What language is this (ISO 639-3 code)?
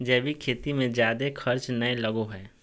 mag